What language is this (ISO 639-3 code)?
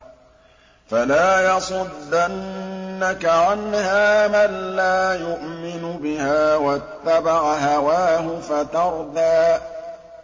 ara